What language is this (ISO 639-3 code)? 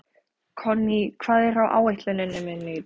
isl